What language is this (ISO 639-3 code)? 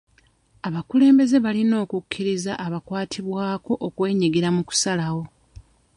lug